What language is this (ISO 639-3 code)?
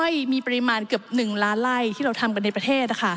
tha